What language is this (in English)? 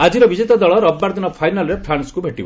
Odia